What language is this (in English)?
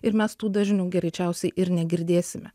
Lithuanian